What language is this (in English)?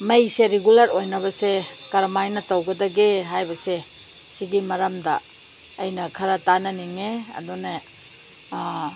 Manipuri